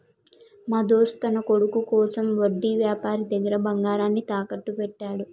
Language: Telugu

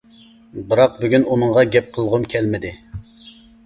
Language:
Uyghur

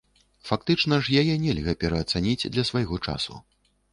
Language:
Belarusian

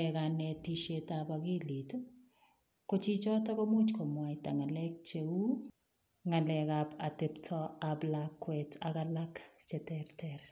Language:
Kalenjin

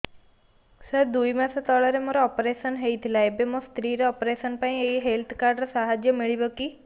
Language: Odia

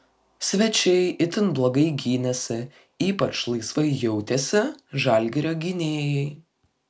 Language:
Lithuanian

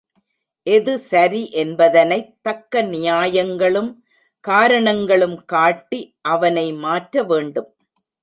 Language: Tamil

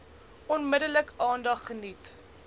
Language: Afrikaans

